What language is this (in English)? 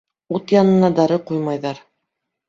Bashkir